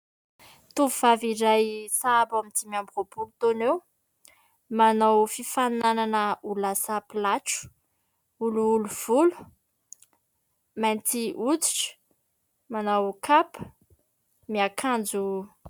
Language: Malagasy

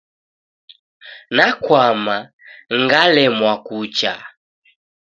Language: Taita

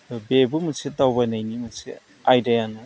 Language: Bodo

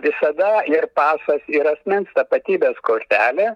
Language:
Lithuanian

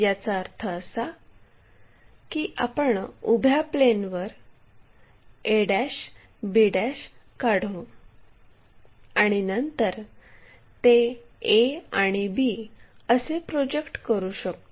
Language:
Marathi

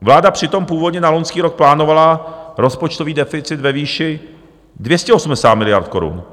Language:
Czech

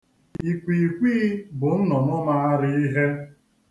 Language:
Igbo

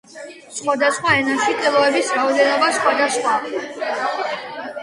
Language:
Georgian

